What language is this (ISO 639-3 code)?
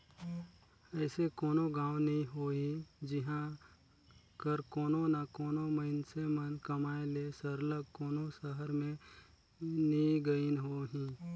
hne